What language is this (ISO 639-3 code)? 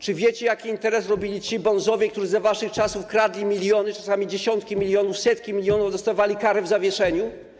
pol